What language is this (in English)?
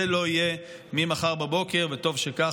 Hebrew